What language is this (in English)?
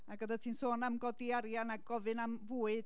Welsh